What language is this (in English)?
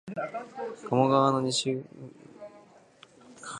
Japanese